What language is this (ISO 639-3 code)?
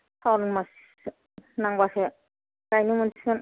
brx